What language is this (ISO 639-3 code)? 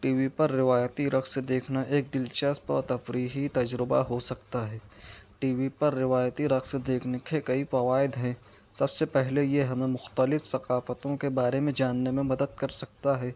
urd